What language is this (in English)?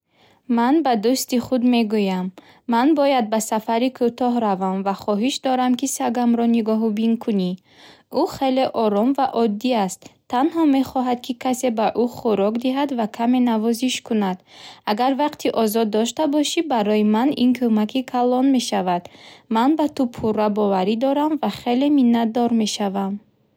Bukharic